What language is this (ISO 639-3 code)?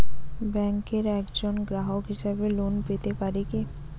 ben